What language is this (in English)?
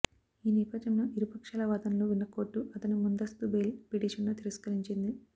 Telugu